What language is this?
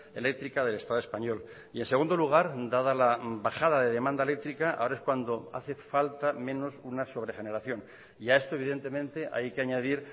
Spanish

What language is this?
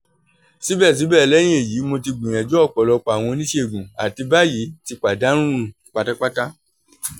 Yoruba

